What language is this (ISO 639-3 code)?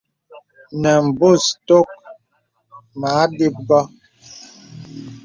beb